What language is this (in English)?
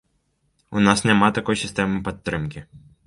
Belarusian